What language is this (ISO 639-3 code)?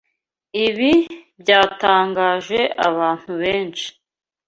kin